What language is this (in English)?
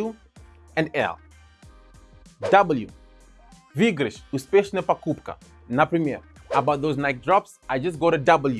Russian